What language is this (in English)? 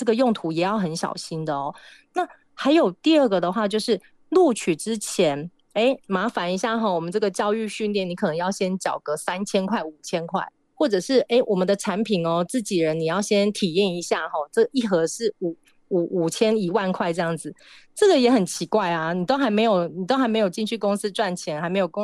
Chinese